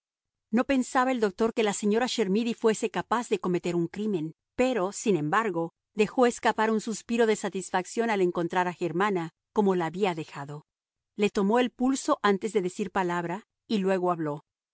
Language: Spanish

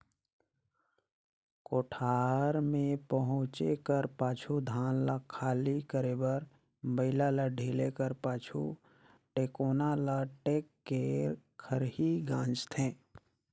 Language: Chhattisgarhi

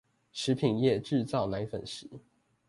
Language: Chinese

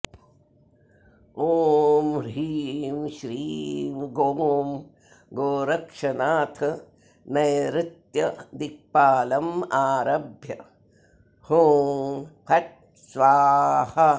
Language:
Sanskrit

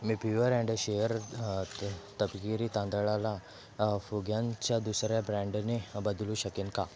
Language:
Marathi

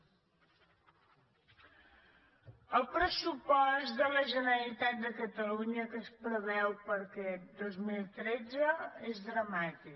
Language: Catalan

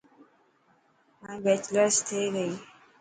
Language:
Dhatki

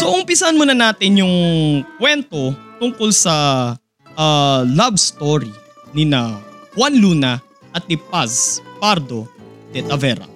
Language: Filipino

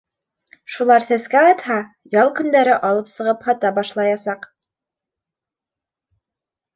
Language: Bashkir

